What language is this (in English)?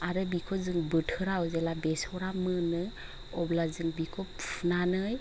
Bodo